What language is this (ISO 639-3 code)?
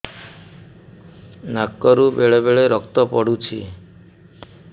ori